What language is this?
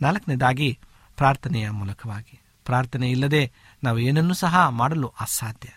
Kannada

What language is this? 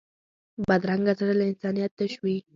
Pashto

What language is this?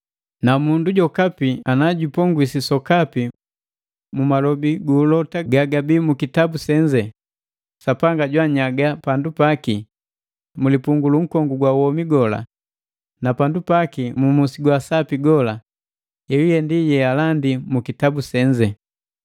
Matengo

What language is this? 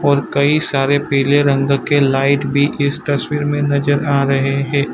Hindi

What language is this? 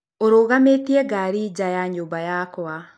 Kikuyu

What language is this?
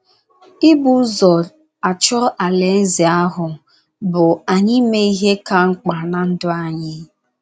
Igbo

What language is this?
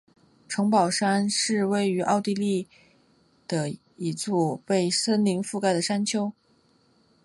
Chinese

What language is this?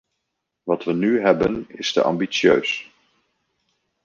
Dutch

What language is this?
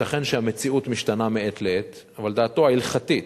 Hebrew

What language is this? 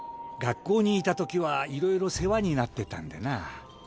Japanese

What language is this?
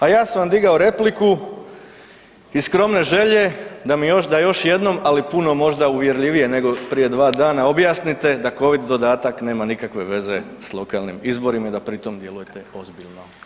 Croatian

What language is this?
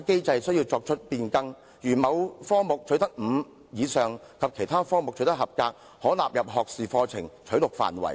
Cantonese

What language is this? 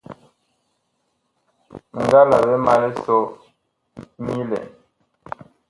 Bakoko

